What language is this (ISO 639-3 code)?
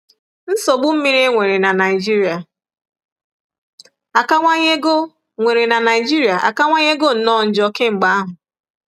ibo